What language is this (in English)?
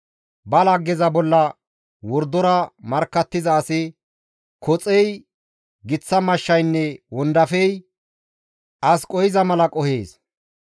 Gamo